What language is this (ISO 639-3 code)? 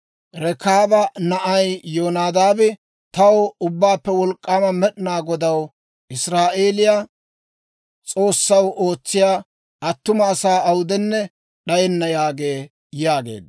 dwr